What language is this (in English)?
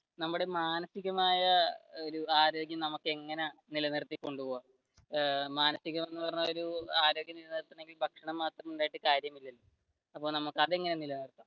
Malayalam